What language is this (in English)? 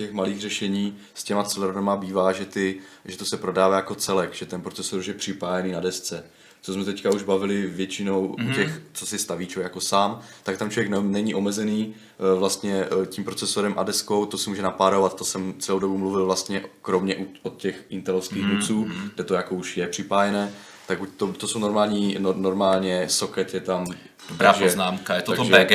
Czech